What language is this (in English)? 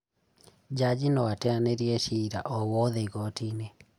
Kikuyu